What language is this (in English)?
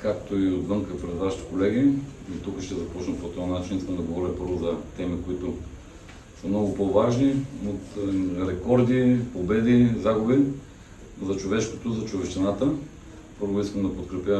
Bulgarian